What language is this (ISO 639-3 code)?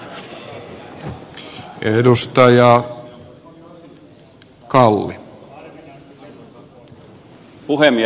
fin